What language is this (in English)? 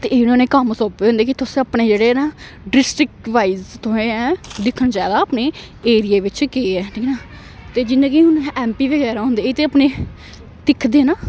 Dogri